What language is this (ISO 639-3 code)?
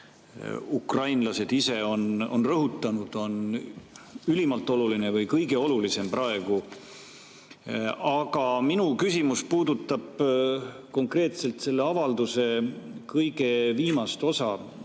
est